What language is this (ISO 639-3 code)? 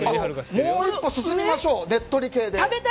jpn